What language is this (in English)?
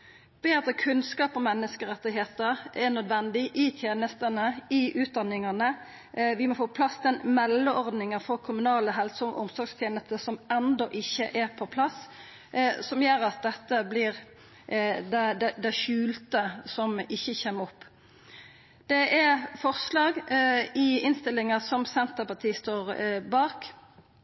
Norwegian Nynorsk